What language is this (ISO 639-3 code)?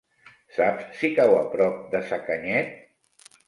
cat